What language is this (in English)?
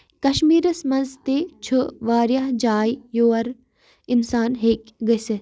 Kashmiri